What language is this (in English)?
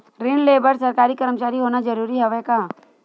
Chhattisgarhi